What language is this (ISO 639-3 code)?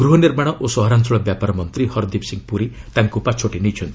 ori